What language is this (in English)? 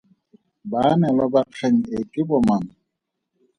Tswana